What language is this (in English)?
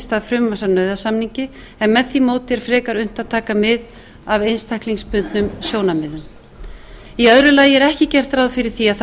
Icelandic